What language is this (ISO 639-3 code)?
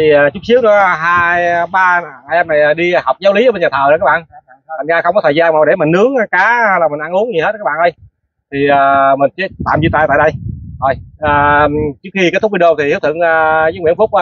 vie